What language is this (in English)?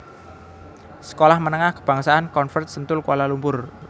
Javanese